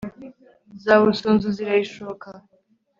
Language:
Kinyarwanda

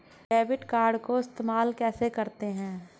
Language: Hindi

